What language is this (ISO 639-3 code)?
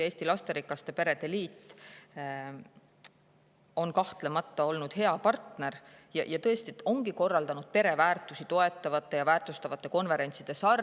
est